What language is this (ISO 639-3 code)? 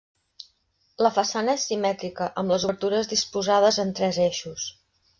cat